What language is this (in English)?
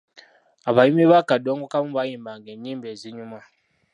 Ganda